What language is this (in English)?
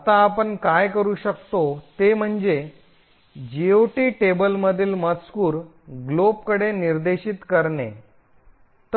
Marathi